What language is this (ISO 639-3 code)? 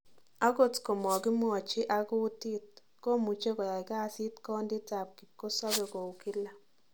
kln